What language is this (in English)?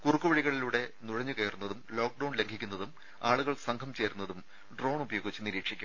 Malayalam